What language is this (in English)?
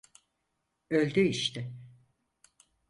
Turkish